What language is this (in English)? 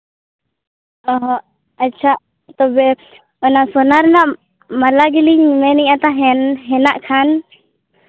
Santali